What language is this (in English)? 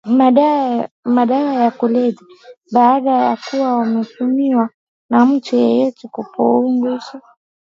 Swahili